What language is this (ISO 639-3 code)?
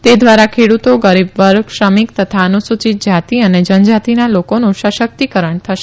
guj